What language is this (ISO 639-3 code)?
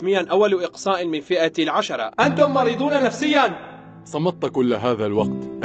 ara